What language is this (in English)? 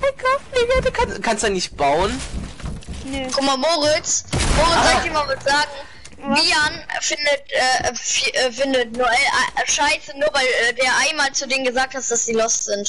German